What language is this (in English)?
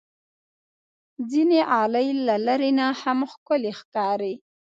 Pashto